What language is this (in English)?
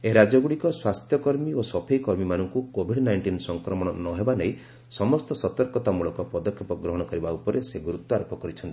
Odia